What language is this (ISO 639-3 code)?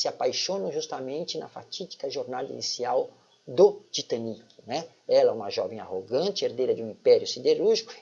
por